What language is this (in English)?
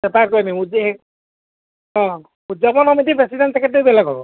Assamese